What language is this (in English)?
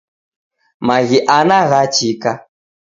Taita